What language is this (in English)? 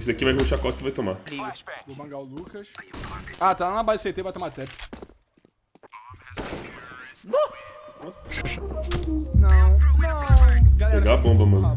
Portuguese